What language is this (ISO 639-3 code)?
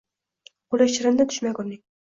uzb